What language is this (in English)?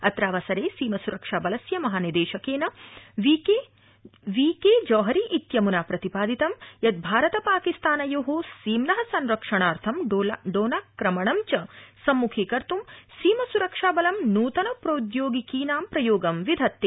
Sanskrit